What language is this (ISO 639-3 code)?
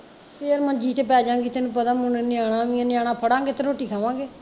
pan